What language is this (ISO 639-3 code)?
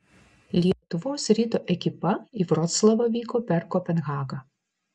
lit